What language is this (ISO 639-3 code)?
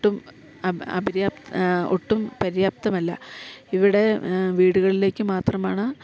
mal